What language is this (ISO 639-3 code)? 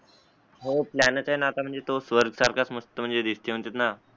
mar